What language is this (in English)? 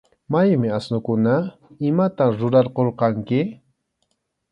Arequipa-La Unión Quechua